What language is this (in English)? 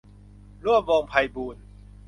Thai